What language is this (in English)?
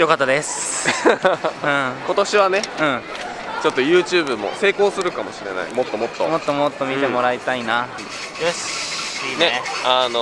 Japanese